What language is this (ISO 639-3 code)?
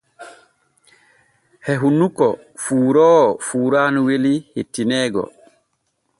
fue